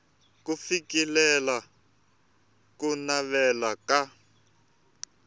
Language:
Tsonga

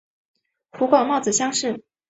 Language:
Chinese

